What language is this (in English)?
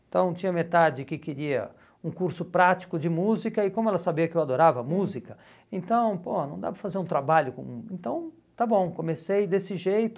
Portuguese